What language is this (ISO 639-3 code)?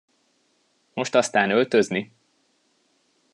hun